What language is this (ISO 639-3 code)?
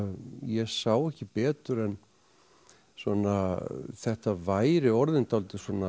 isl